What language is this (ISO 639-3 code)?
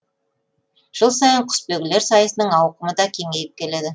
kaz